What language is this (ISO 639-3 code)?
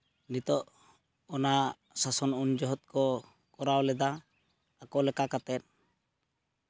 sat